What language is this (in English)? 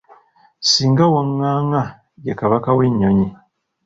Ganda